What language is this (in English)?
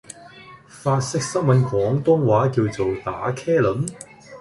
Cantonese